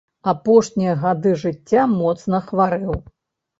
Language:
Belarusian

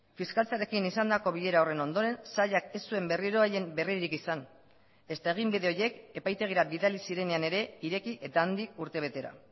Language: Basque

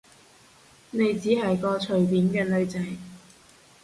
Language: Cantonese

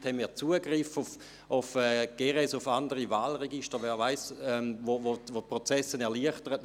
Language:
Swiss German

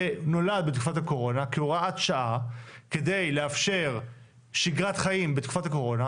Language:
Hebrew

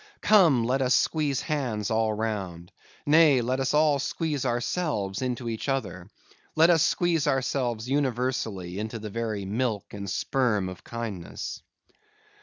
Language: English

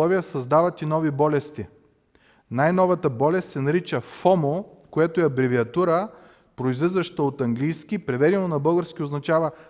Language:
Bulgarian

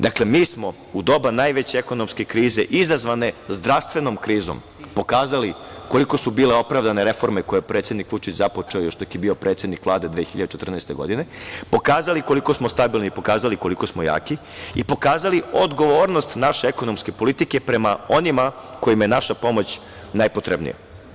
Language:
Serbian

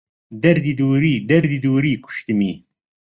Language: Central Kurdish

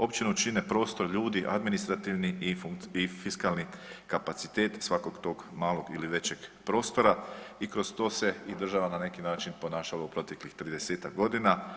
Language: Croatian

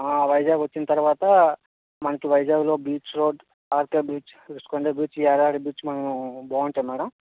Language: Telugu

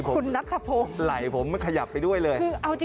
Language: Thai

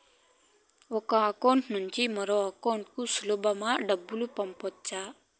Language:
Telugu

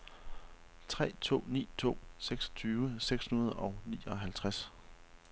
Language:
Danish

